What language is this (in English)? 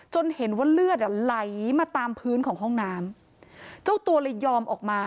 Thai